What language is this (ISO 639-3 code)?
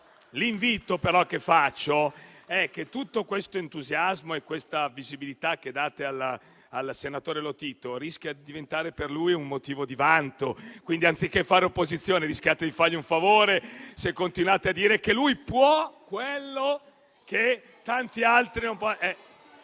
ita